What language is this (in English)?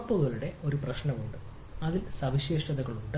Malayalam